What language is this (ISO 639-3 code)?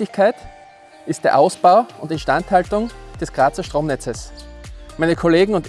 deu